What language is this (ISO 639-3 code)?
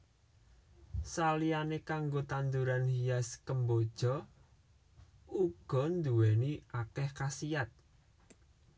jav